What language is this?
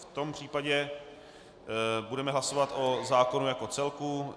Czech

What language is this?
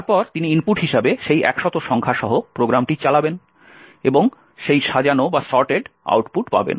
Bangla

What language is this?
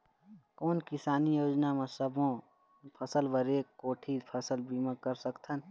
Chhattisgarhi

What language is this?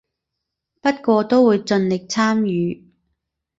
Cantonese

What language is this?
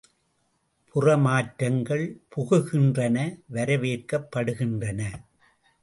Tamil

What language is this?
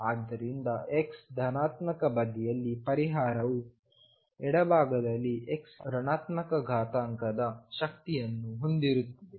Kannada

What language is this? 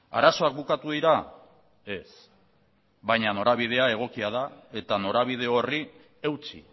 Basque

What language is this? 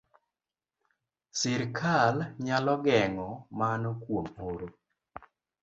Luo (Kenya and Tanzania)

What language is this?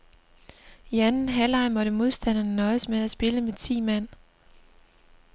Danish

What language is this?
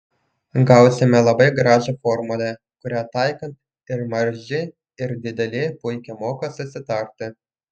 Lithuanian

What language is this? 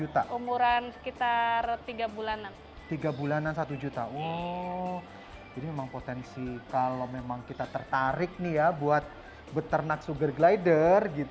Indonesian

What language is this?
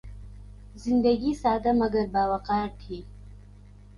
Urdu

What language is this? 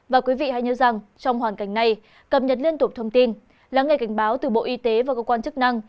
Vietnamese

